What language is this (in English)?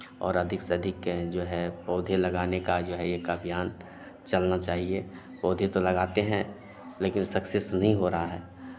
Hindi